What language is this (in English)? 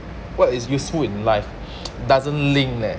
English